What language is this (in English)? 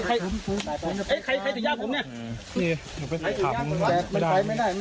Thai